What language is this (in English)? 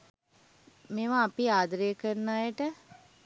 Sinhala